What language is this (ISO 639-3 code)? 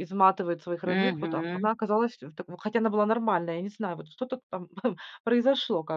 rus